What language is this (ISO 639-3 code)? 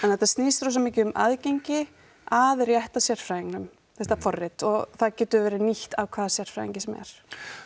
isl